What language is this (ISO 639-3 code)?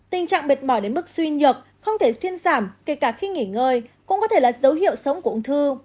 vie